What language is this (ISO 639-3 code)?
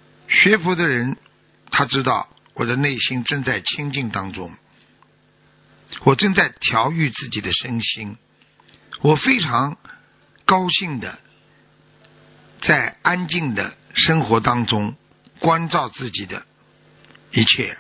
zho